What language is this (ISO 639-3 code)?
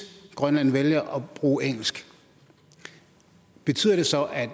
dan